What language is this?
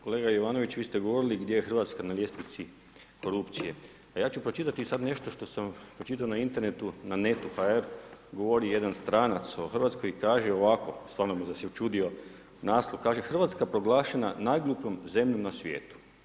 Croatian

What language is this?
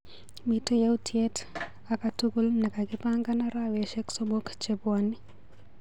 Kalenjin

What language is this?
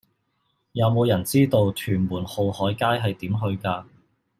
Cantonese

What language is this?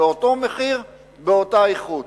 Hebrew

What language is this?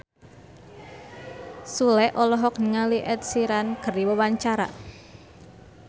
Sundanese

